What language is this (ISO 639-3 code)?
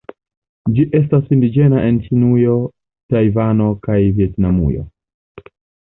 epo